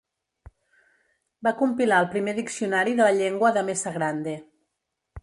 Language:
Catalan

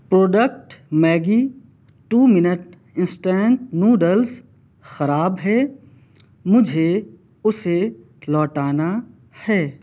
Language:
Urdu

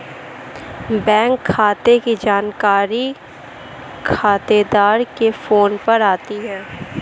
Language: Hindi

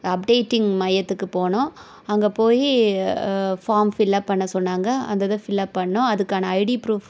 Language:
Tamil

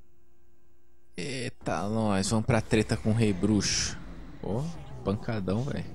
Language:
Portuguese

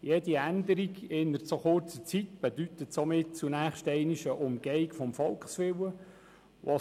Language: Swiss German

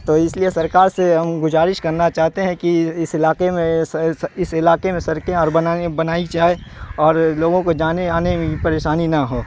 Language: Urdu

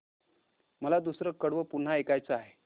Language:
Marathi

